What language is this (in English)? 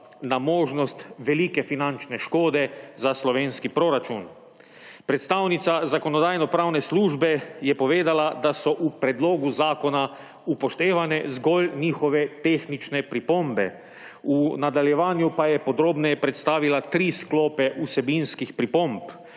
Slovenian